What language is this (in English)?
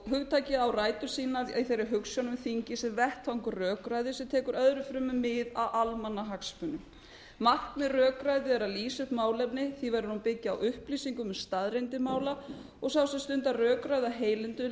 Icelandic